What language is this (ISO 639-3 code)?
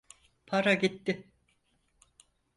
tur